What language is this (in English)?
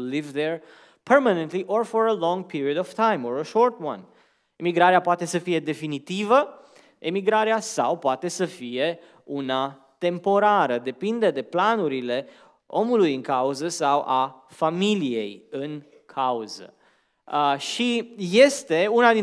Romanian